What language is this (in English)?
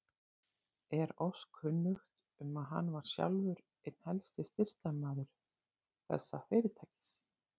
Icelandic